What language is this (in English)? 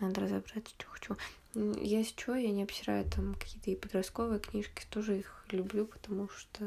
Russian